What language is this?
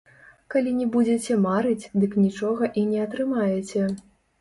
Belarusian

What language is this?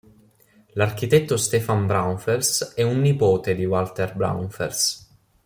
Italian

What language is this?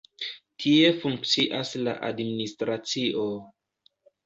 Esperanto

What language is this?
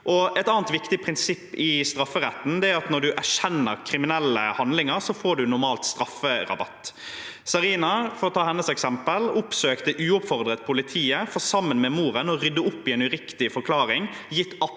Norwegian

